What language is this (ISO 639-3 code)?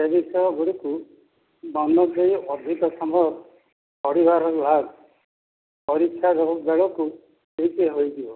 ori